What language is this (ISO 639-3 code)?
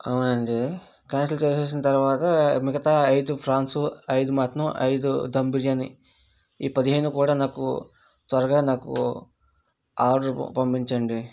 tel